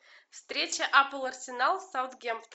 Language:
Russian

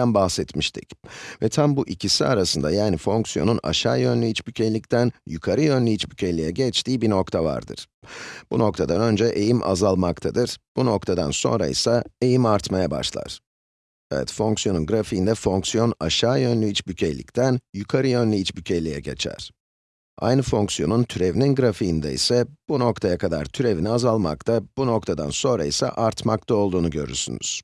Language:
Turkish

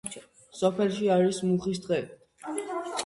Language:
Georgian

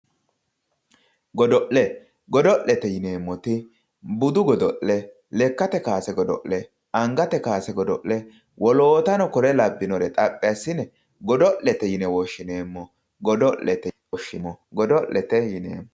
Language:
Sidamo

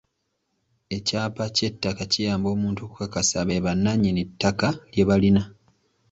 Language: Ganda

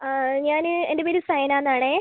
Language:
Malayalam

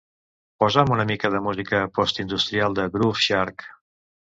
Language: Catalan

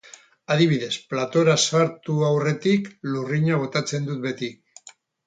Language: Basque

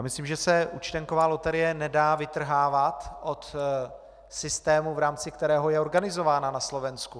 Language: Czech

